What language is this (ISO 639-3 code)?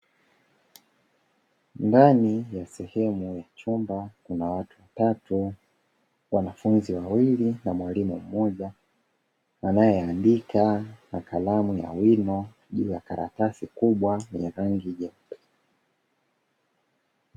swa